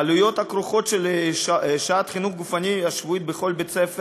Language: Hebrew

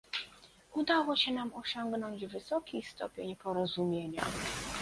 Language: Polish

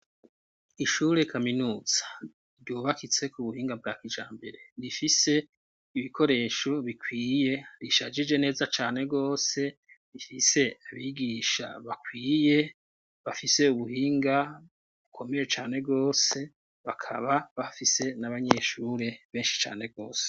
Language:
Rundi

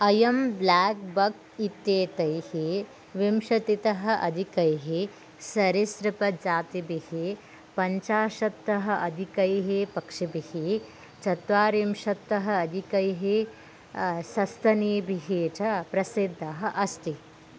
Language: Sanskrit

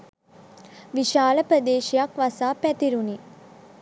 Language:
Sinhala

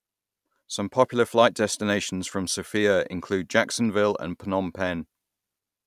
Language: English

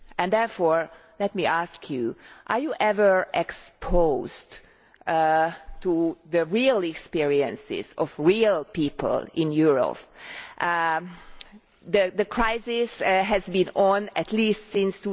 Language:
English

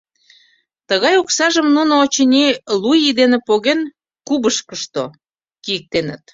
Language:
Mari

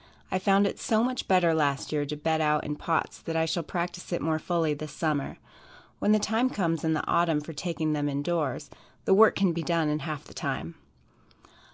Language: English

